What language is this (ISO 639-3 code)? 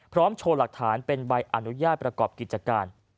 tha